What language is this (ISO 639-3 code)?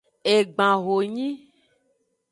ajg